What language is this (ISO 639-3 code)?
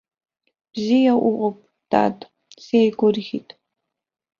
abk